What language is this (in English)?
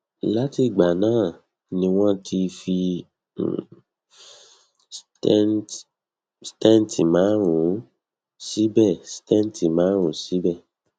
Yoruba